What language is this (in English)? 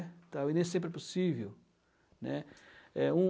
Portuguese